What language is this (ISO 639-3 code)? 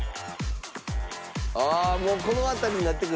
jpn